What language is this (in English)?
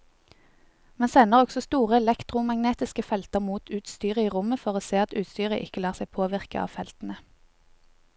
Norwegian